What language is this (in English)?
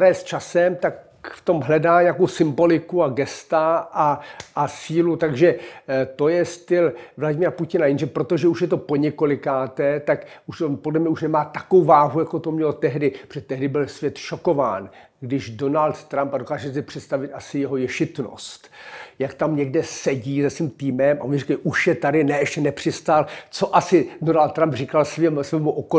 Czech